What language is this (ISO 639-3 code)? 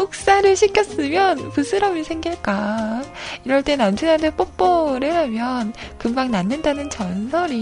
kor